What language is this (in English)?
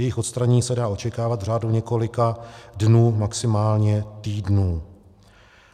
Czech